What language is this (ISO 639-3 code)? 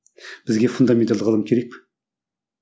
kaz